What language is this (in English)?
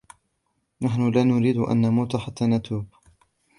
Arabic